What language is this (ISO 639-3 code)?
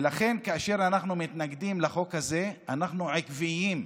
heb